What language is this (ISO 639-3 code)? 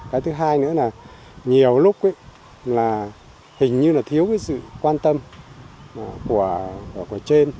vie